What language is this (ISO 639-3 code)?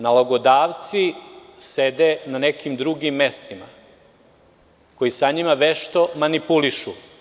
srp